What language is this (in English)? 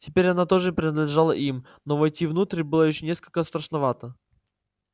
Russian